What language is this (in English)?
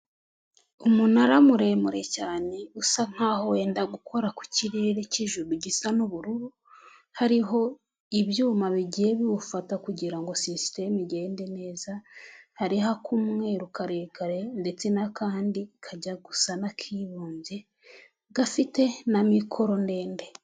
Kinyarwanda